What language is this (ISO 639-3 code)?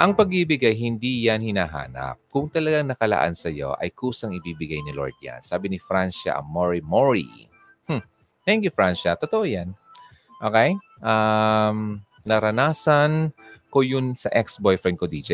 fil